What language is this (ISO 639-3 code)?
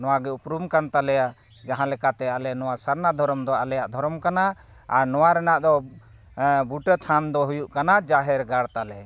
sat